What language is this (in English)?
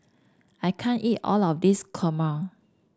English